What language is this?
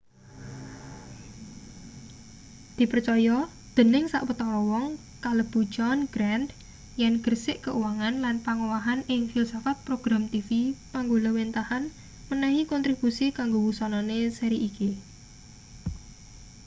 Javanese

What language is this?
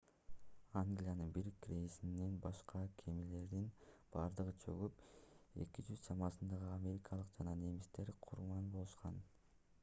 Kyrgyz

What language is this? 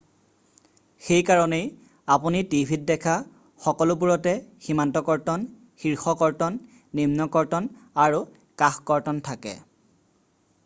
Assamese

